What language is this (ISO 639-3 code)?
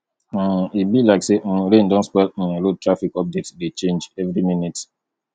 pcm